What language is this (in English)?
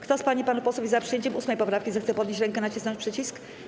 Polish